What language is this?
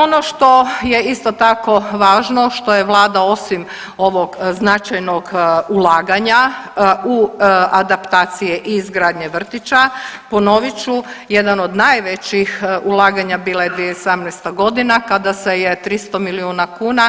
Croatian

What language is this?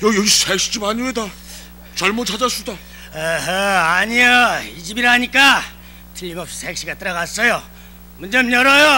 Korean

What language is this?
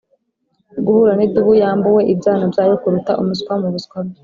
Kinyarwanda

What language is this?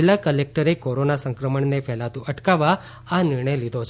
Gujarati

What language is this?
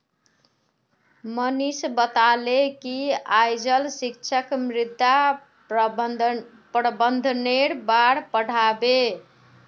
Magahi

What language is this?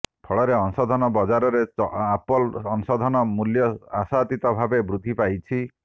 Odia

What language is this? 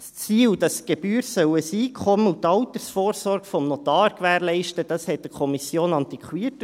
Swiss German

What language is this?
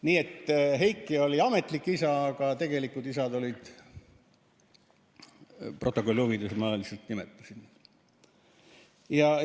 Estonian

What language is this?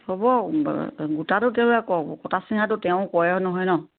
Assamese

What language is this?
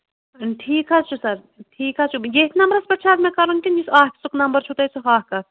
Kashmiri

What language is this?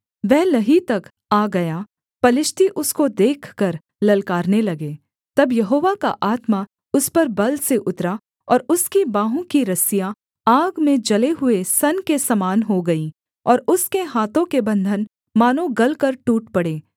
Hindi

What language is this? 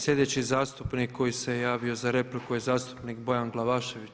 Croatian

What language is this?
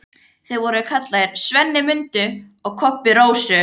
Icelandic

